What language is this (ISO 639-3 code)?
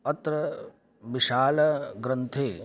san